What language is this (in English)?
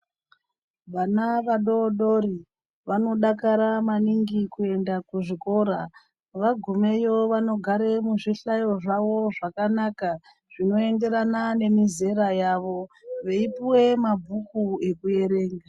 Ndau